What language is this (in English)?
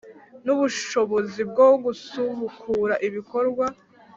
Kinyarwanda